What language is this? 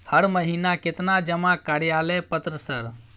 Maithili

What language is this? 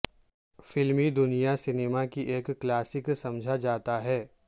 Urdu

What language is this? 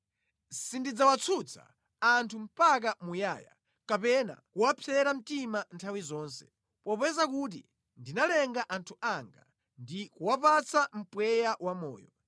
Nyanja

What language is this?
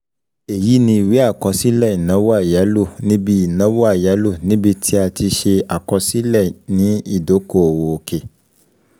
Yoruba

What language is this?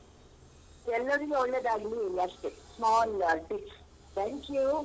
Kannada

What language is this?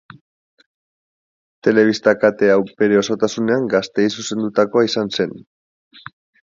Basque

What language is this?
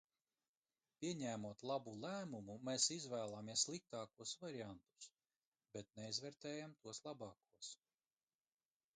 Latvian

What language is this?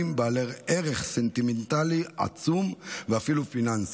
Hebrew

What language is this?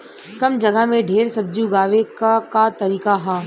Bhojpuri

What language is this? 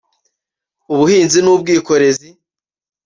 Kinyarwanda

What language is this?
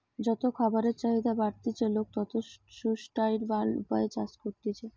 Bangla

